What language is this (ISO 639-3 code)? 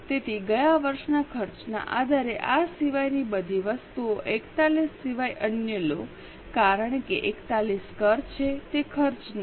guj